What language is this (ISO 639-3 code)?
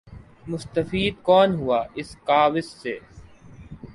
urd